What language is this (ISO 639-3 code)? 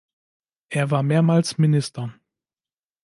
deu